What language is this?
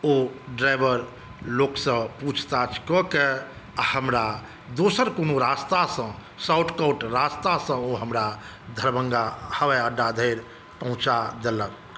Maithili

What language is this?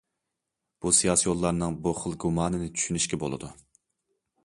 Uyghur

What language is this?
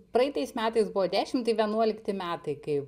Lithuanian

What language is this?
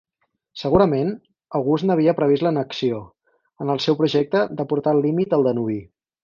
Catalan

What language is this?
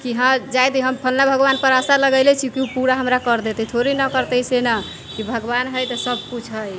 Maithili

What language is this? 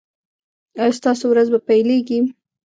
Pashto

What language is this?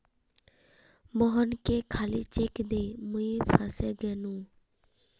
Magahi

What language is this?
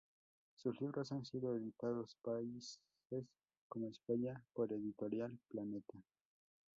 Spanish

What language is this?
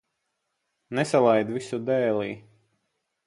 Latvian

